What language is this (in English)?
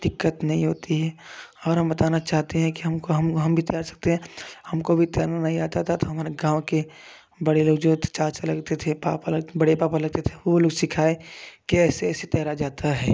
Hindi